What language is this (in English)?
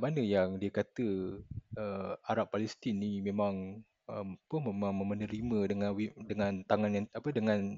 Malay